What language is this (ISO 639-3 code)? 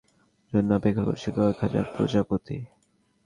ben